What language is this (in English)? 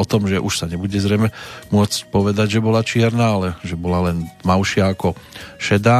Slovak